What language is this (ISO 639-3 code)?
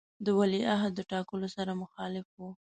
pus